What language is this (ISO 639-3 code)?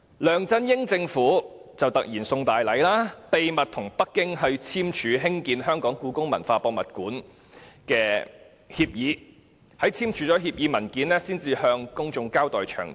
yue